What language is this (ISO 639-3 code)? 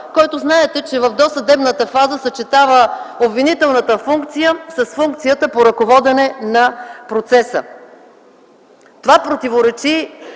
bul